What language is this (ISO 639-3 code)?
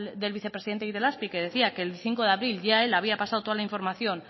spa